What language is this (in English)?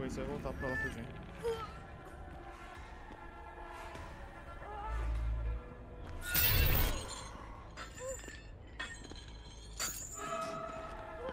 Portuguese